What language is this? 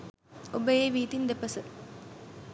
Sinhala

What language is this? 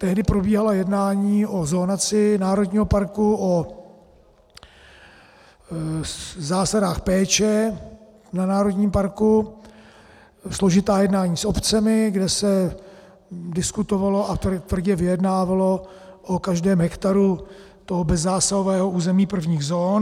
Czech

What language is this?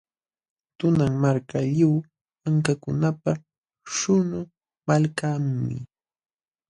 Jauja Wanca Quechua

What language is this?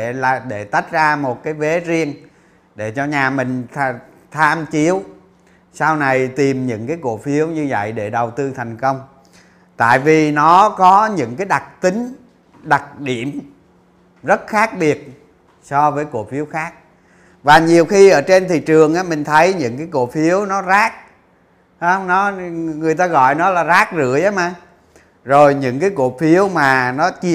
Vietnamese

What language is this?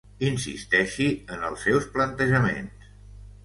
Catalan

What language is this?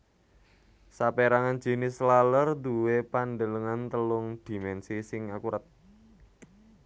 Javanese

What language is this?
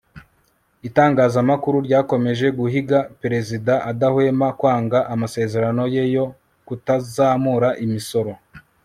Kinyarwanda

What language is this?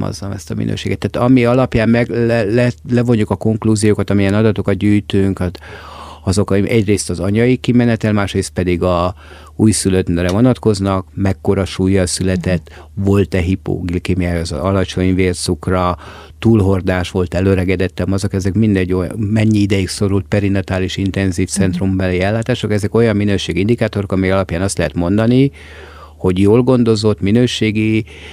Hungarian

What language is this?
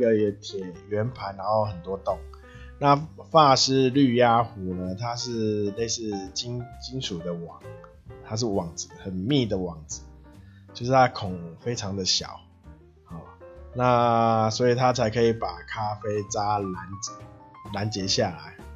Chinese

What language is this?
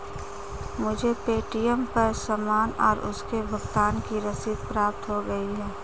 Hindi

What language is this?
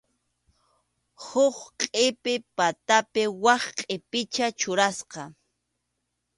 Arequipa-La Unión Quechua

